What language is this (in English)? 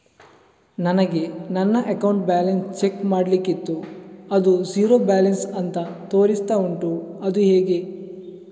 Kannada